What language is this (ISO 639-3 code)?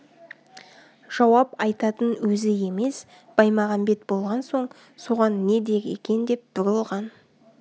kaz